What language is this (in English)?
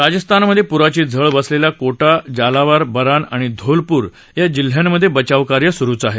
Marathi